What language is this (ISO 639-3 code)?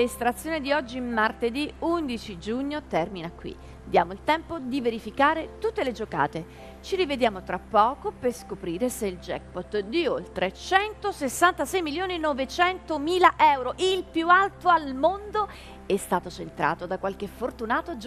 ita